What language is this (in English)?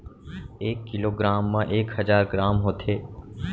Chhattisgarhi